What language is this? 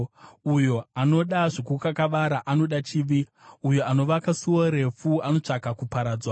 Shona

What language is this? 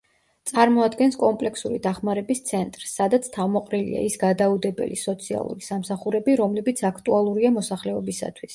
Georgian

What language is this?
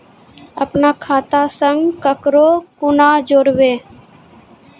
Maithili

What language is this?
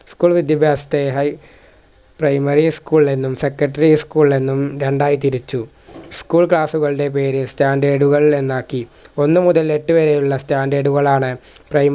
Malayalam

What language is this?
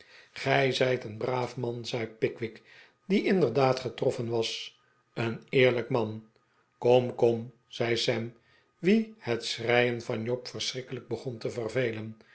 Dutch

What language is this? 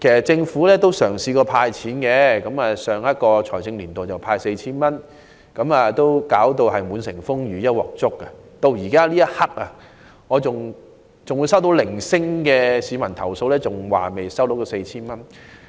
Cantonese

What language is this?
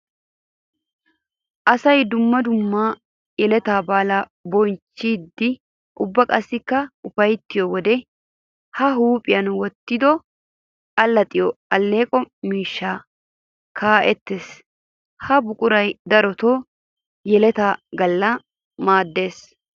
Wolaytta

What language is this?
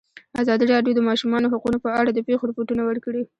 Pashto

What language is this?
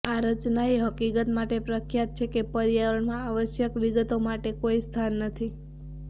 Gujarati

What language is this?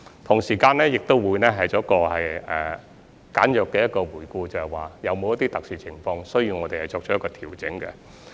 Cantonese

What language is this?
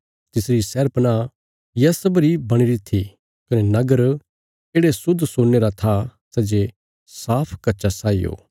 Bilaspuri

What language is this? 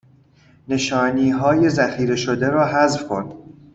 Persian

